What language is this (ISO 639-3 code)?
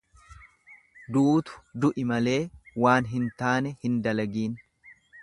orm